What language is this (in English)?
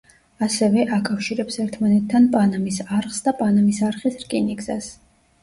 Georgian